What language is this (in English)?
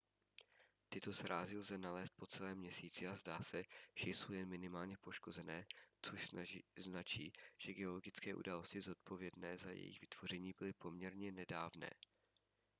Czech